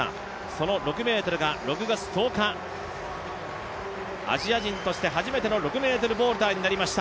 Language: Japanese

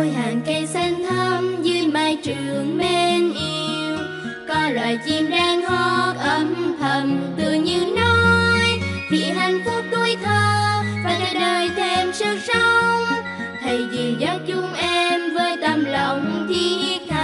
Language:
Vietnamese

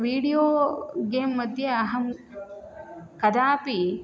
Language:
Sanskrit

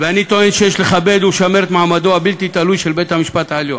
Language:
Hebrew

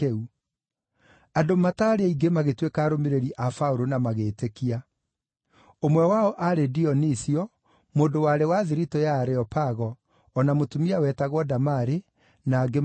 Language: Kikuyu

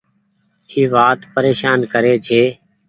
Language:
Goaria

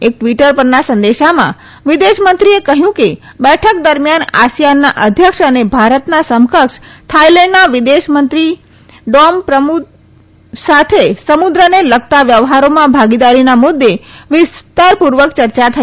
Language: Gujarati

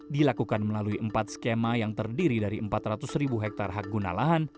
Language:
Indonesian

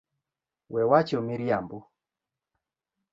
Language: Luo (Kenya and Tanzania)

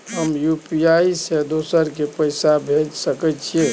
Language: Maithili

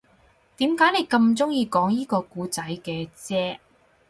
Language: Cantonese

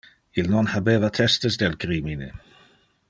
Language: Interlingua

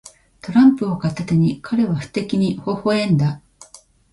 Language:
Japanese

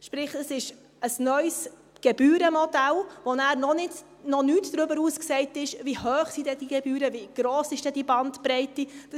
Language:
Swiss German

